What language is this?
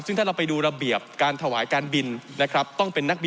Thai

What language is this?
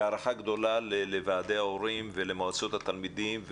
Hebrew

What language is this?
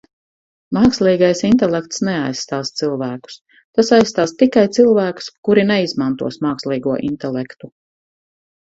Latvian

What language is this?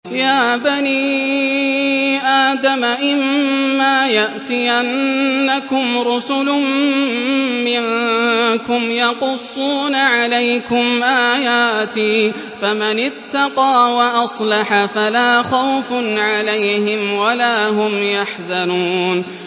Arabic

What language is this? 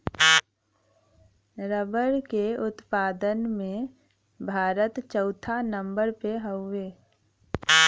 Bhojpuri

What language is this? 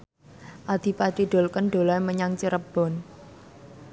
Javanese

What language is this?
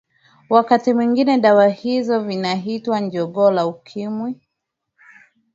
Swahili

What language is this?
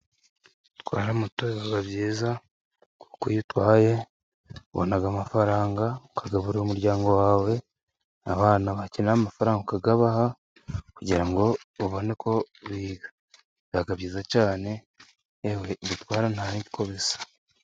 Kinyarwanda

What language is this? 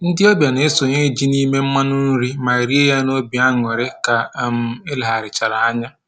Igbo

